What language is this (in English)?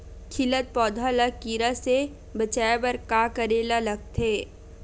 Chhattisgarhi